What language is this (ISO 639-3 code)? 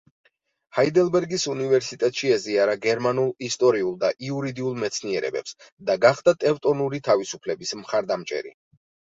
kat